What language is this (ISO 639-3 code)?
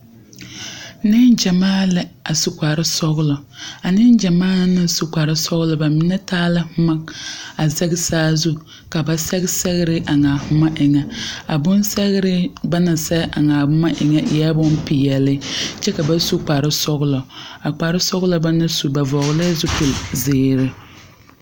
dga